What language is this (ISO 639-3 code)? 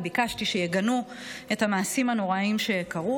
heb